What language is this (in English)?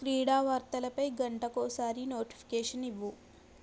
Telugu